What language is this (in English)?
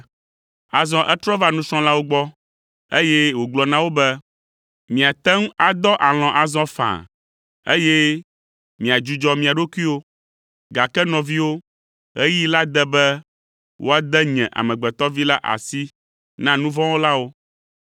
Ewe